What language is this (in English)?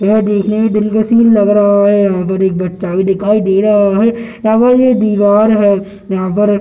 Hindi